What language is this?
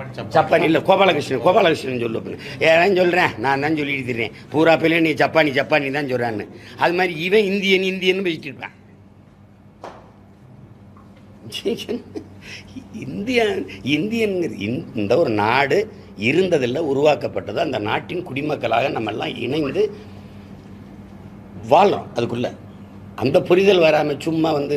Italian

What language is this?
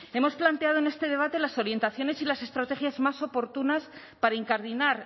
Spanish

